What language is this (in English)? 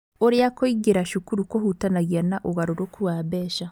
Kikuyu